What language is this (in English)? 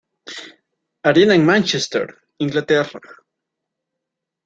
Spanish